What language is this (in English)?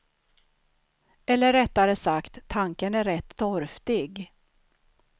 Swedish